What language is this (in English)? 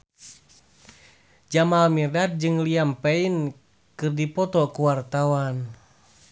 Sundanese